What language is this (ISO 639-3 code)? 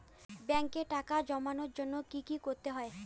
ben